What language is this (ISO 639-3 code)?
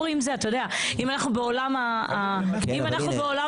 heb